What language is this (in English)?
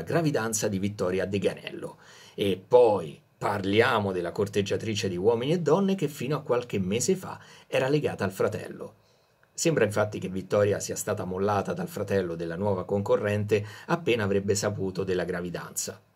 Italian